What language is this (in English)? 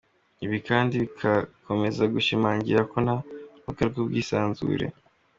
Kinyarwanda